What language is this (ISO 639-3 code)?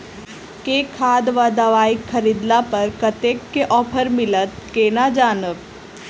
mai